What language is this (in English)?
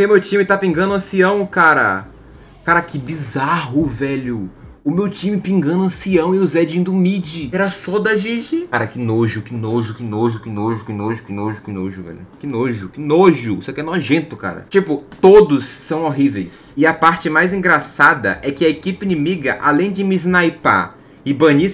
Portuguese